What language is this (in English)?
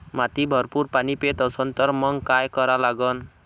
Marathi